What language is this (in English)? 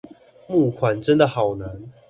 Chinese